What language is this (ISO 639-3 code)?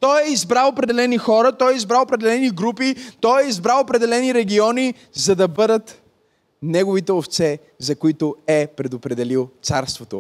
bul